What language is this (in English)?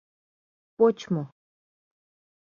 Mari